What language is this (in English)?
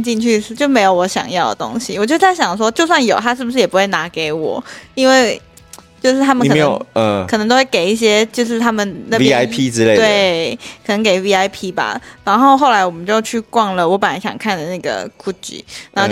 Chinese